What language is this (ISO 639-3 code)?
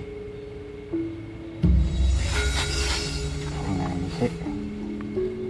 ind